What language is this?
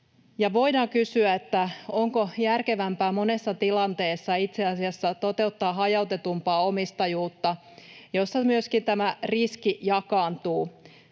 Finnish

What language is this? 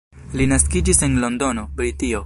Esperanto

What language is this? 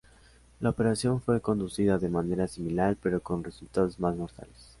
Spanish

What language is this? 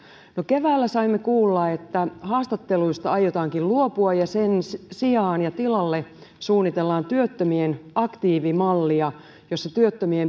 Finnish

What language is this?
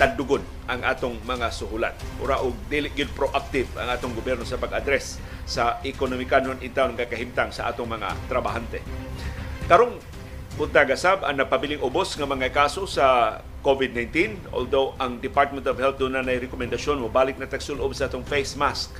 Filipino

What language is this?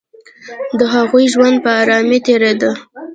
Pashto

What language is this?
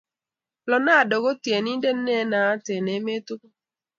Kalenjin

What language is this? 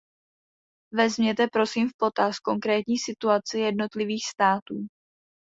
Czech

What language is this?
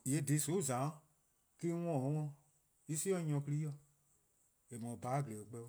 Eastern Krahn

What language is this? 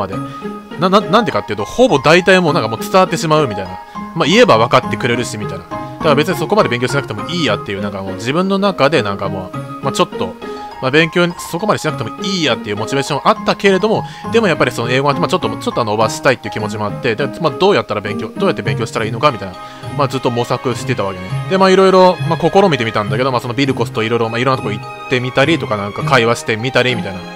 Japanese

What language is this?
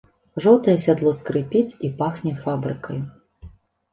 Belarusian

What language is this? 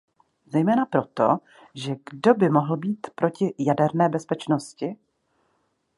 Czech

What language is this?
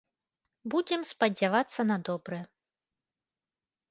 Belarusian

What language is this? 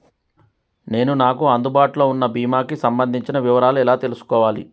Telugu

